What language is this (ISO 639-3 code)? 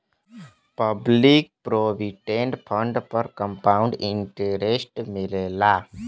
bho